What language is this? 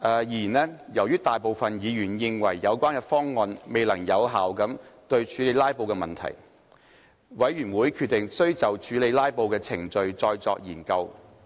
Cantonese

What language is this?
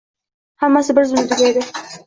Uzbek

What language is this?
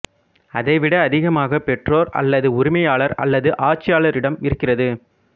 Tamil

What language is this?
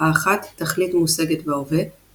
Hebrew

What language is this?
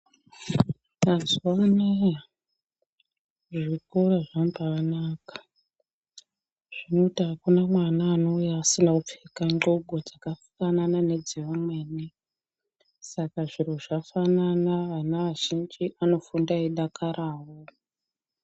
Ndau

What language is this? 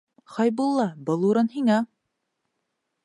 Bashkir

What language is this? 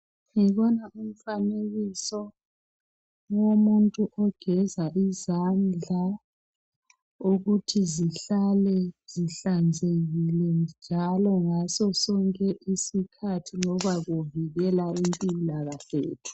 North Ndebele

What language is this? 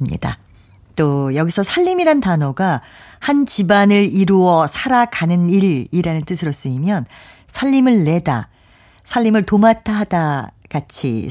Korean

